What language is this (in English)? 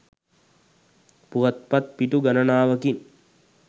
Sinhala